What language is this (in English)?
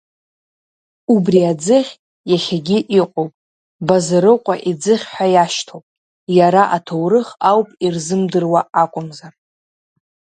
Abkhazian